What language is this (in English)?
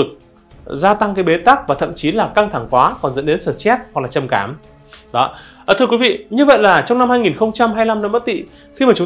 Vietnamese